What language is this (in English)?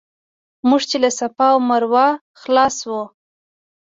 Pashto